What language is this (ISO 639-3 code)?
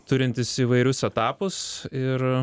lit